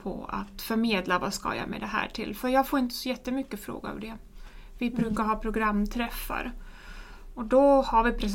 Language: Swedish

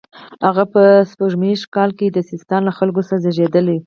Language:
Pashto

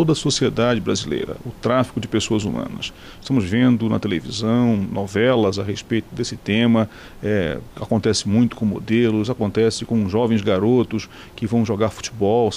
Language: Portuguese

